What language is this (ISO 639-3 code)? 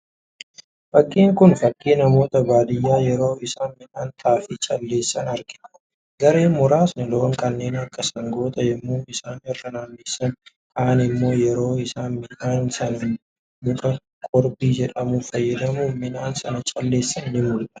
orm